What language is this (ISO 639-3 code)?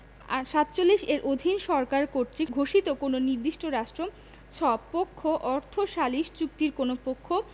ben